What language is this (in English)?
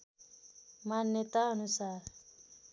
Nepali